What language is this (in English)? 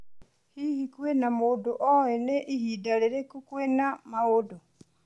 Kikuyu